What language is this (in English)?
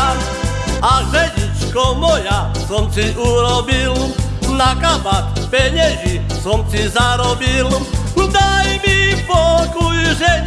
Slovak